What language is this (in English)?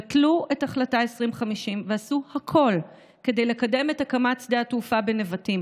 Hebrew